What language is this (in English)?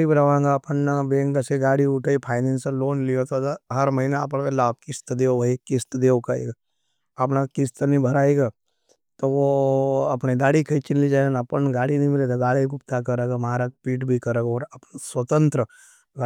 Nimadi